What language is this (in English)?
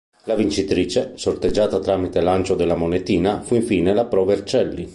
Italian